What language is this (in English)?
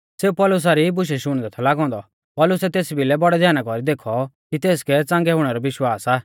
Mahasu Pahari